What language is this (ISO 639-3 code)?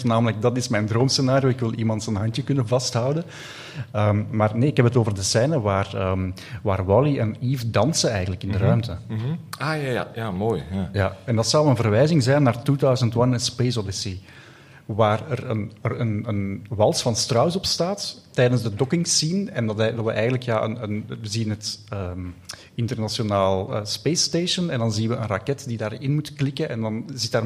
nld